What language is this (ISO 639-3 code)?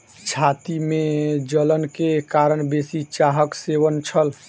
mai